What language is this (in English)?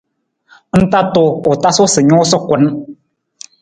Nawdm